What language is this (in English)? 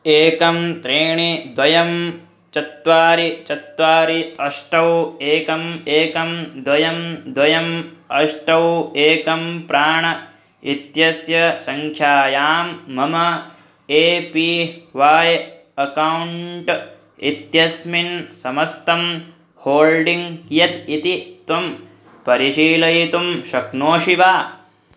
Sanskrit